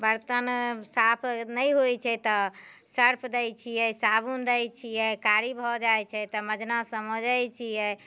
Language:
Maithili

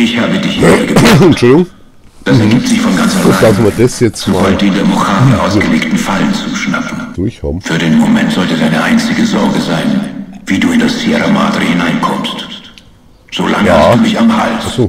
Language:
German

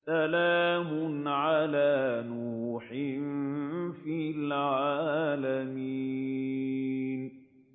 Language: Arabic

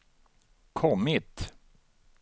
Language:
Swedish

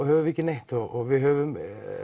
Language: Icelandic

